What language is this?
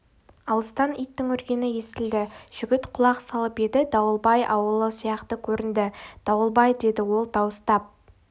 Kazakh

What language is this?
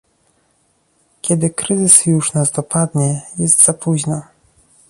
Polish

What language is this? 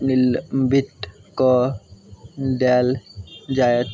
Maithili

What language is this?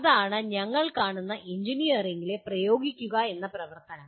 Malayalam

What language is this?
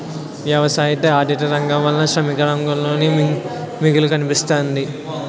Telugu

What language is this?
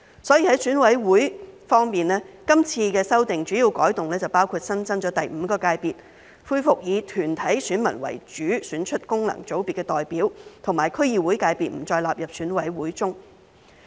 Cantonese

